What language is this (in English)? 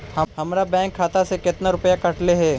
Magahi